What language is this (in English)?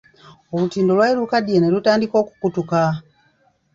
Ganda